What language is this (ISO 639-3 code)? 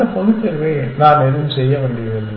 tam